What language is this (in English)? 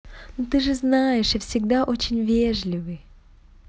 Russian